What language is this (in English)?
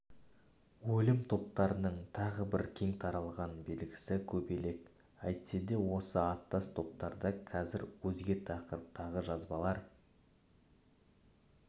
Kazakh